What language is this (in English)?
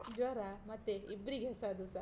Kannada